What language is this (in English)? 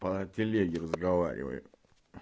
Russian